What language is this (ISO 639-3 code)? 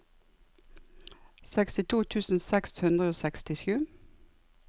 nor